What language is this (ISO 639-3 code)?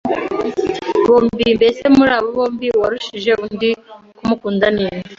kin